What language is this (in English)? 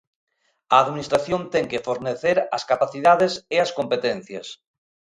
Galician